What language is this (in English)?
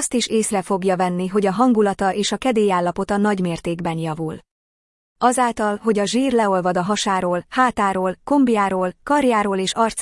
Hungarian